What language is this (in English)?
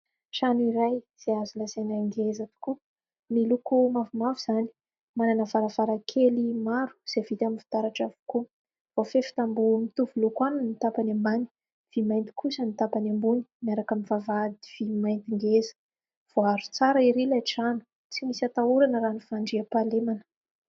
Malagasy